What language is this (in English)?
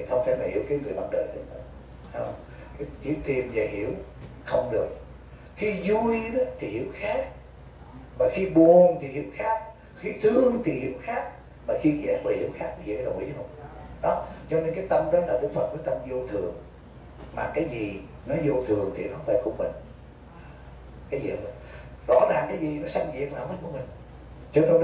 Vietnamese